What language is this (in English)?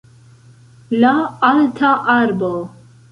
Esperanto